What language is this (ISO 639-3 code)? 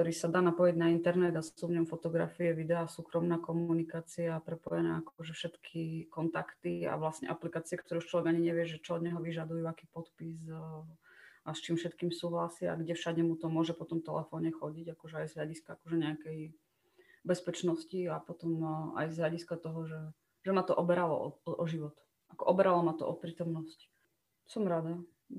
slk